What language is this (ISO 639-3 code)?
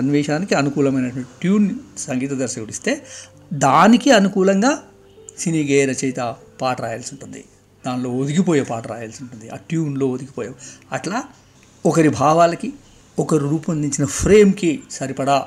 tel